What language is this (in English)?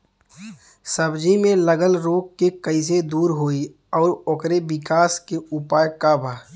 Bhojpuri